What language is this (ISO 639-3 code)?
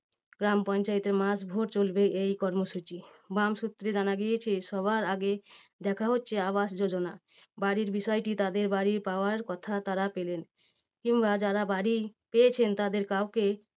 ben